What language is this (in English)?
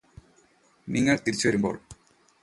Malayalam